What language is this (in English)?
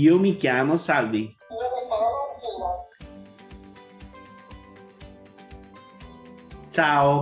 Italian